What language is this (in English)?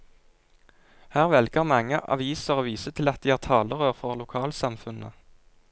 Norwegian